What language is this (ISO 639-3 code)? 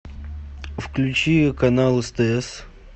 rus